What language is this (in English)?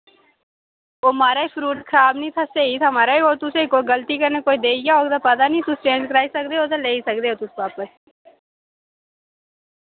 Dogri